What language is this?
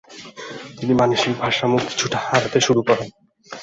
Bangla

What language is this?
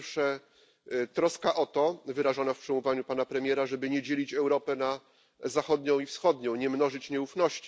Polish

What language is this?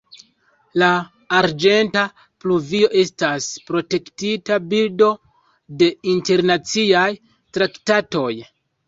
Esperanto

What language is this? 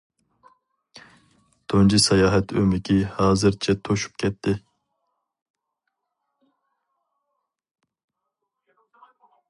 Uyghur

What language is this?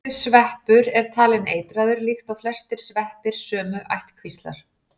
Icelandic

